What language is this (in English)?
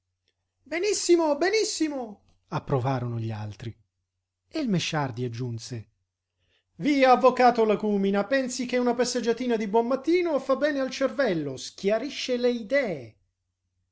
Italian